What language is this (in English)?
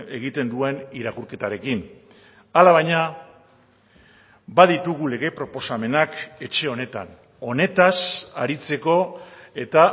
Basque